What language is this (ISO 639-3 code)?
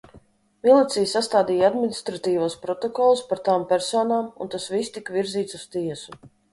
lav